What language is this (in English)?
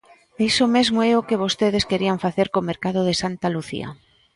Galician